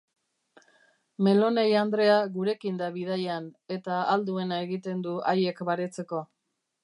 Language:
Basque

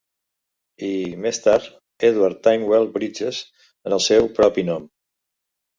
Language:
Catalan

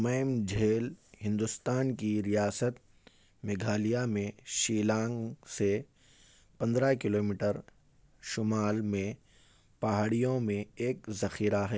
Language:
Urdu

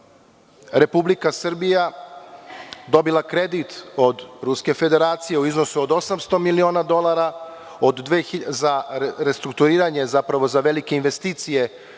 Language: Serbian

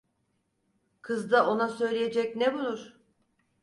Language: Turkish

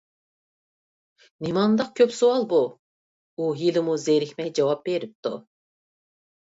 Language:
Uyghur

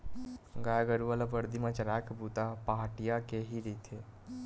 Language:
Chhattisgarhi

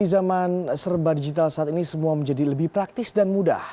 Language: Indonesian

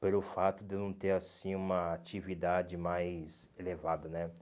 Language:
Portuguese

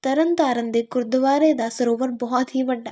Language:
Punjabi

